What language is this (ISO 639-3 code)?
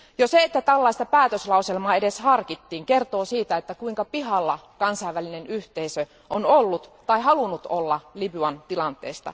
fin